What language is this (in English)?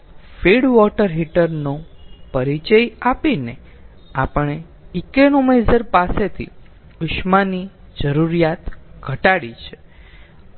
Gujarati